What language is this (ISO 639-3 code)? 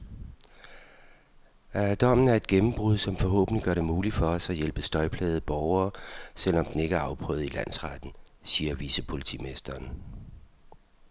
dan